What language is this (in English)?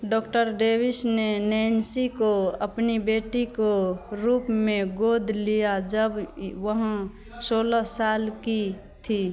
Hindi